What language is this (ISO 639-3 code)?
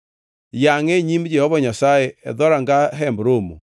luo